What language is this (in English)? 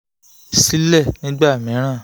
Yoruba